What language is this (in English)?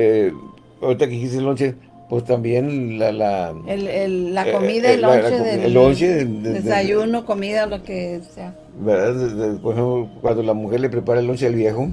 Spanish